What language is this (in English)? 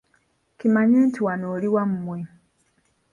Ganda